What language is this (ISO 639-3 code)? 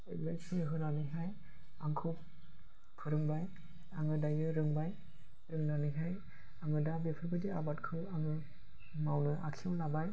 brx